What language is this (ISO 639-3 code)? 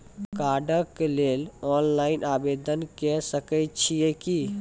mai